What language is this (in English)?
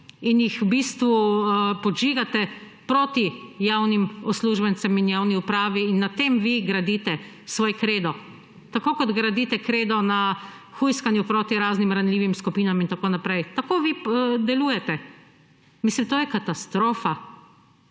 Slovenian